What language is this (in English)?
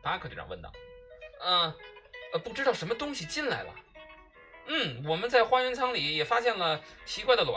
Chinese